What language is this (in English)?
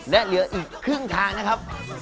Thai